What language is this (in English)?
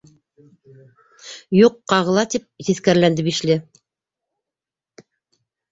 Bashkir